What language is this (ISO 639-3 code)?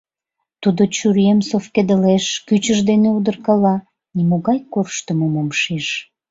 chm